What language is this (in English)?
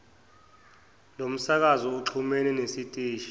Zulu